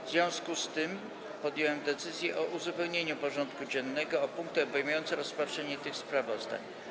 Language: Polish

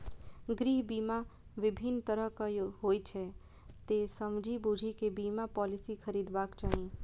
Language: Maithili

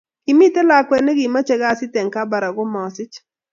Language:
Kalenjin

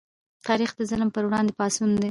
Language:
Pashto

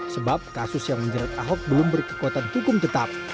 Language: Indonesian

